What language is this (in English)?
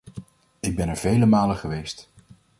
Dutch